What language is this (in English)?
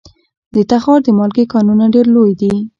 Pashto